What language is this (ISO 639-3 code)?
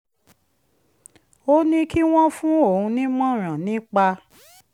yor